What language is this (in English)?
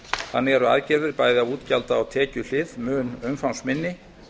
Icelandic